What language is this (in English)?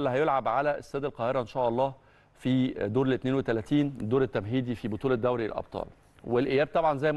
Arabic